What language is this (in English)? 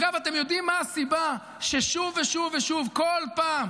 Hebrew